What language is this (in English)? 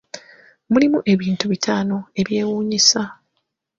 Ganda